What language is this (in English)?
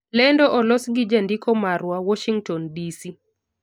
Luo (Kenya and Tanzania)